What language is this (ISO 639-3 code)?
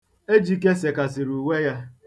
ibo